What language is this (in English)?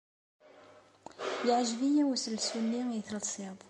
Kabyle